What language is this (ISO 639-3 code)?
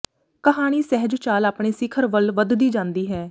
pan